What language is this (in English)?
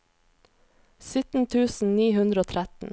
Norwegian